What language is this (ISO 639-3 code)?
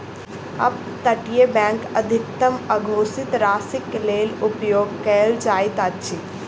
mai